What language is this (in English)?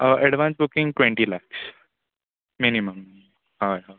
Konkani